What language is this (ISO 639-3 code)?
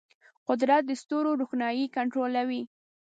pus